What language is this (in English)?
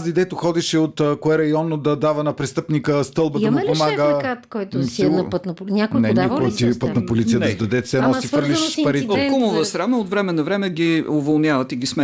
Bulgarian